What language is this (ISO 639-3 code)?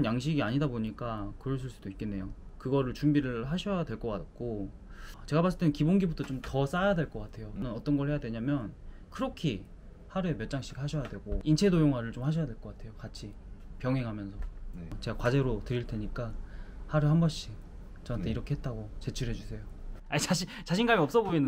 kor